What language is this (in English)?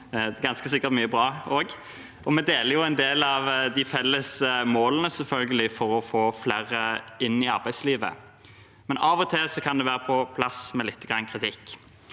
Norwegian